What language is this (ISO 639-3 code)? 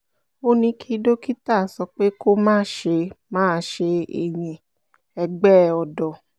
yor